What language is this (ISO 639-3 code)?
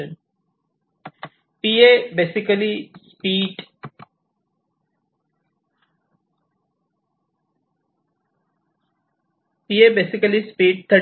mar